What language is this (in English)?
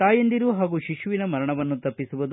Kannada